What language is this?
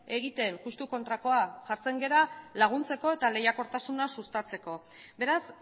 Basque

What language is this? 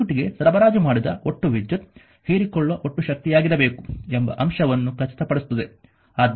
Kannada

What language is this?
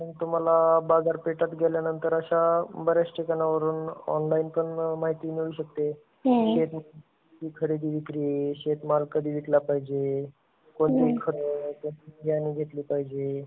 Marathi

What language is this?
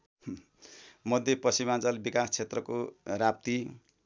Nepali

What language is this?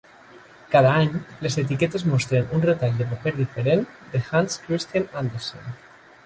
Catalan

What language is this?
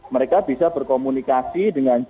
Indonesian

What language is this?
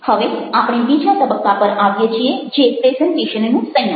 Gujarati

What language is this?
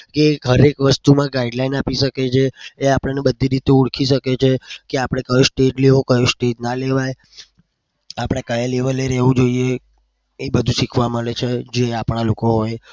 Gujarati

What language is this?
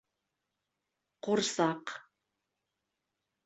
Bashkir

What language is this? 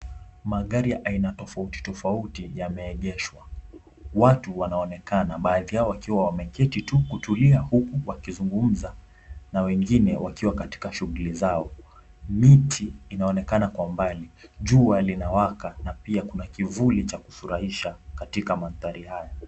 Swahili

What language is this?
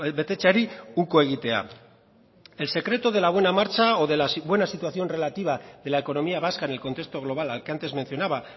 Spanish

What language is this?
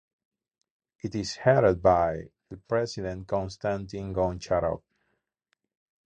English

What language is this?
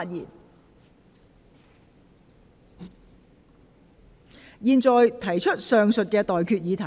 Cantonese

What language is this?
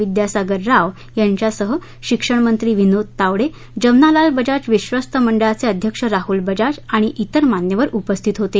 Marathi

